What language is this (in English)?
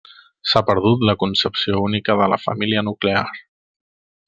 Catalan